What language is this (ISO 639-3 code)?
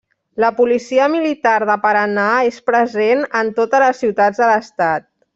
cat